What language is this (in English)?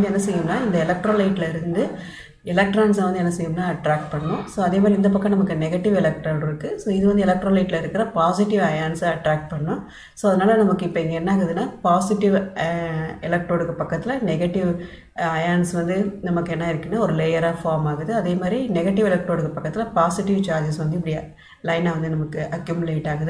Indonesian